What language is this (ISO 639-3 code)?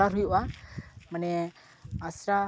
sat